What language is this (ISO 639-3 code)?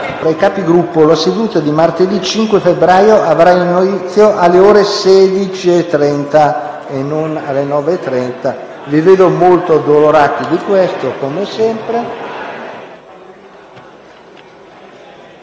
ita